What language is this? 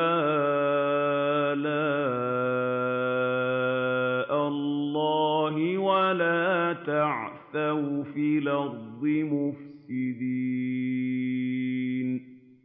Arabic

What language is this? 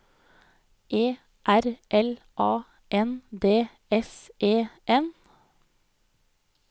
Norwegian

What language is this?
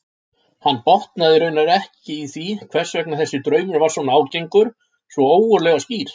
Icelandic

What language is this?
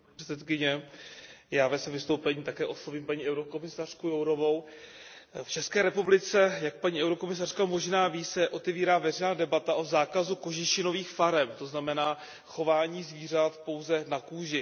Czech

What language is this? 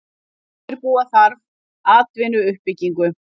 Icelandic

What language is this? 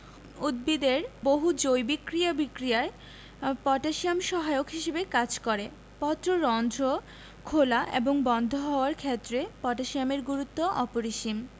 Bangla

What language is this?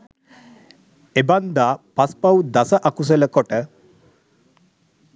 Sinhala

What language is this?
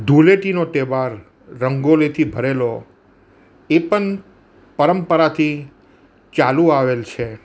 Gujarati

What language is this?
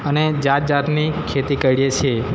Gujarati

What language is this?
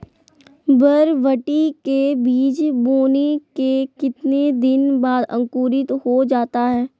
Magahi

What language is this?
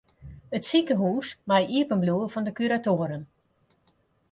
Western Frisian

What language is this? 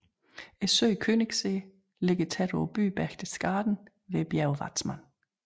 Danish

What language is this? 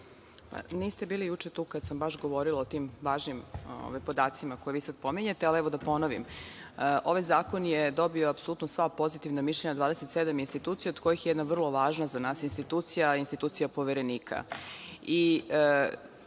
Serbian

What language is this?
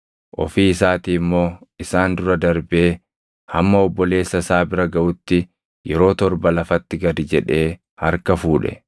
Oromo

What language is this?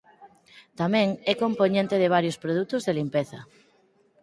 Galician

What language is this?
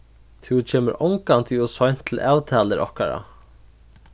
Faroese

